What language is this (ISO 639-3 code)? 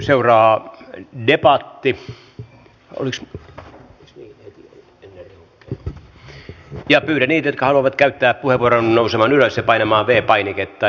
fin